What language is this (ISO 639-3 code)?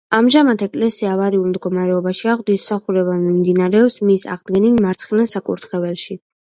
kat